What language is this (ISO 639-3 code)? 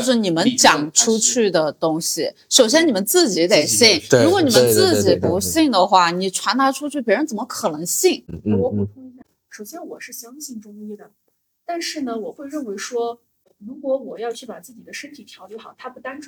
zho